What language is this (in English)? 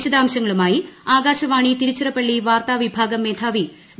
Malayalam